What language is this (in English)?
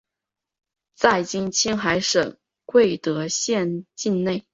Chinese